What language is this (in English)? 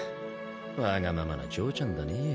Japanese